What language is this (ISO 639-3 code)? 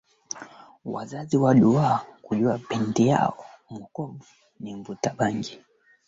swa